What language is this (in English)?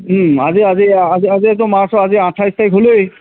Assamese